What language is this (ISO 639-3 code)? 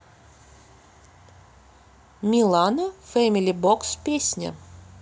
rus